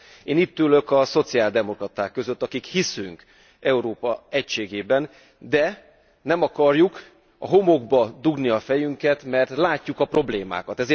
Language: Hungarian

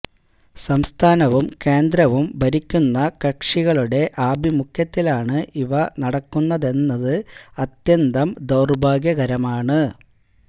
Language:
Malayalam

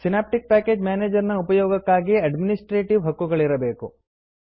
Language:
Kannada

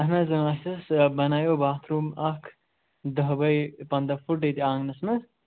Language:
Kashmiri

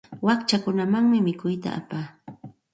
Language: Santa Ana de Tusi Pasco Quechua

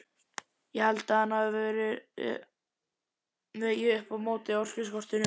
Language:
Icelandic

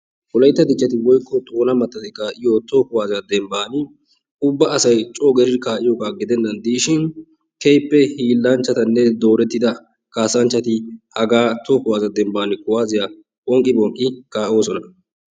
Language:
Wolaytta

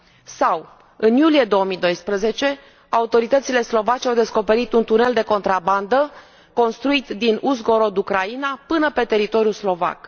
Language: Romanian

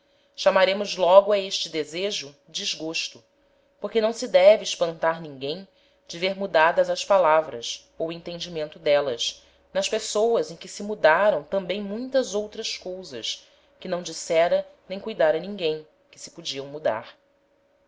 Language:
Portuguese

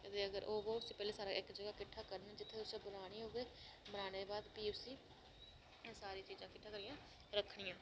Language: Dogri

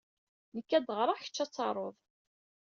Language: Kabyle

